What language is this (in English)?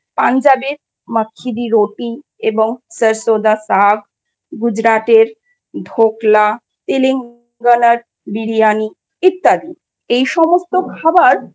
Bangla